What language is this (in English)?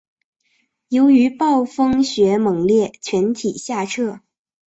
Chinese